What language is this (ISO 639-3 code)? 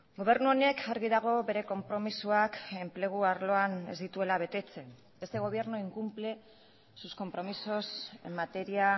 eus